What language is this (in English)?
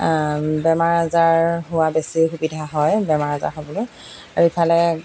Assamese